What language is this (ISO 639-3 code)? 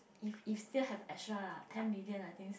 eng